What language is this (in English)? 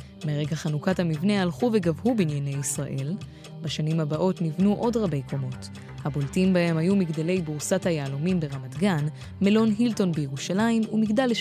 Hebrew